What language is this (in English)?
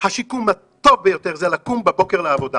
Hebrew